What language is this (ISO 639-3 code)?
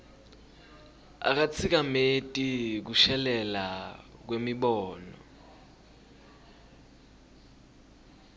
ssw